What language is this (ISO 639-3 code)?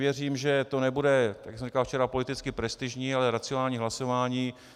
ces